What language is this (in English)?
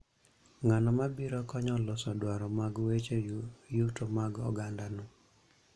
Luo (Kenya and Tanzania)